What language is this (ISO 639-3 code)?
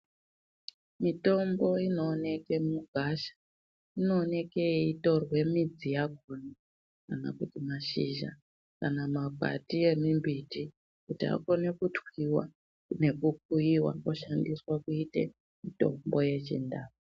ndc